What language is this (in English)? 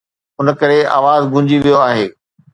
Sindhi